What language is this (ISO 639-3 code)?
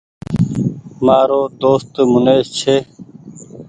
gig